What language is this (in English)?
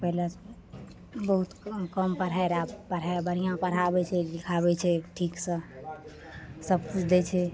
Maithili